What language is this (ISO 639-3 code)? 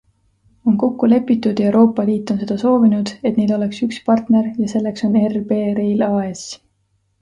est